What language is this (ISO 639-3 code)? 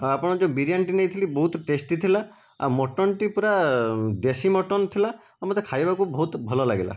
ori